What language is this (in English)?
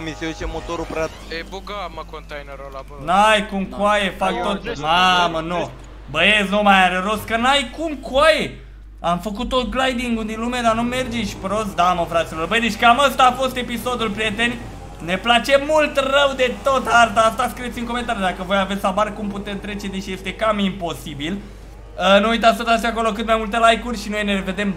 Romanian